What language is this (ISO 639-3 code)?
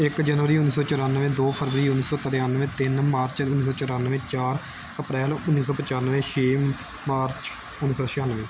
pan